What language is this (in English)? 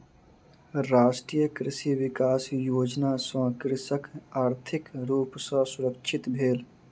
Maithili